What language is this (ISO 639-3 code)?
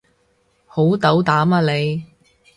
yue